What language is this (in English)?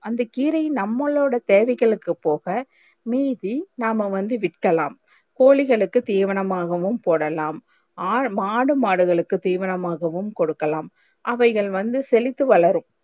Tamil